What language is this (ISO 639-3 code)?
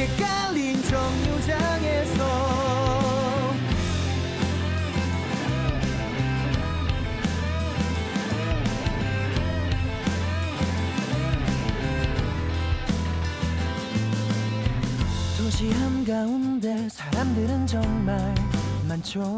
kor